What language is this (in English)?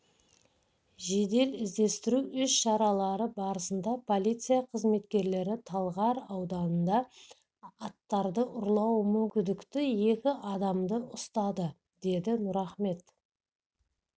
Kazakh